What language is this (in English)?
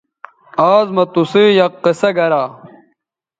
Bateri